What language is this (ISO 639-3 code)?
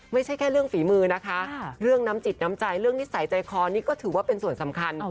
tha